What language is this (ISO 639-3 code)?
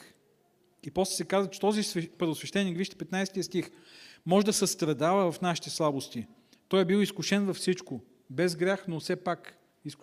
bul